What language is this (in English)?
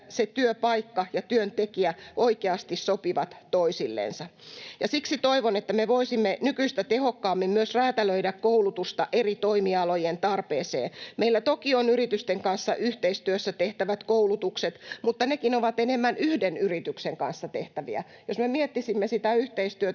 Finnish